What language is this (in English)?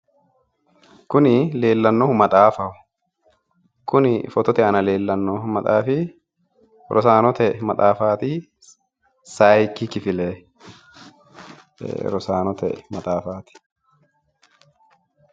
Sidamo